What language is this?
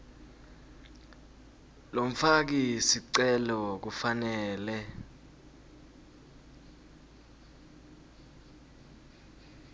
Swati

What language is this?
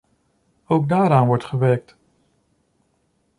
Dutch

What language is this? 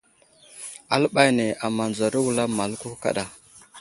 Wuzlam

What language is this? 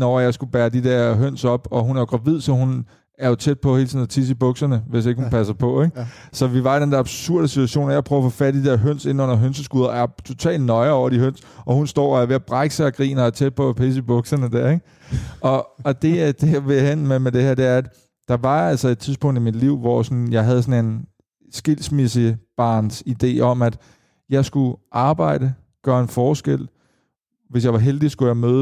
Danish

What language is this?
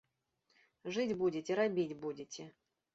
Belarusian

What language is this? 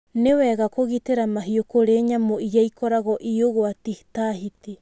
Kikuyu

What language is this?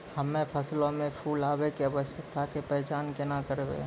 Maithili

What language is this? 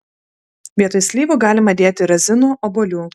Lithuanian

